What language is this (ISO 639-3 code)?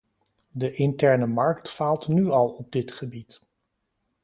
nld